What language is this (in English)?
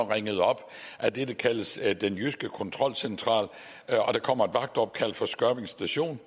Danish